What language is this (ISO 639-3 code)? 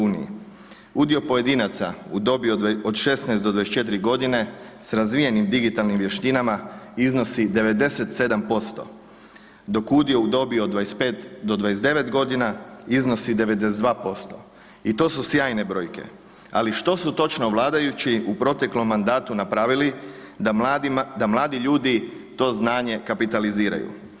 hrv